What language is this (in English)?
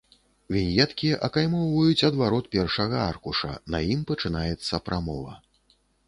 Belarusian